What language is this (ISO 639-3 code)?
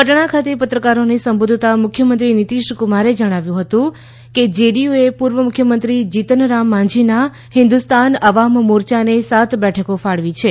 guj